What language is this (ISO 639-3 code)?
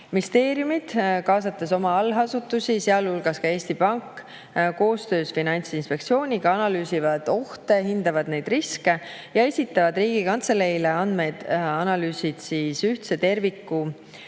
est